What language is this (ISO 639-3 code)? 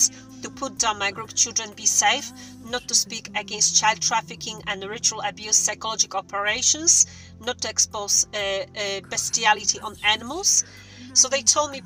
eng